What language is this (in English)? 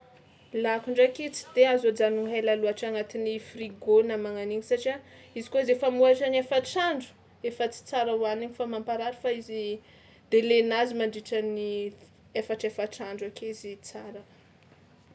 Tsimihety Malagasy